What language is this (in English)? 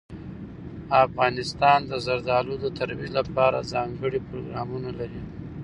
Pashto